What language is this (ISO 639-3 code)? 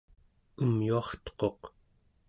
esu